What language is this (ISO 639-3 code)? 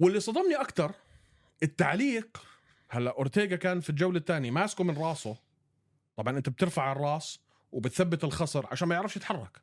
ara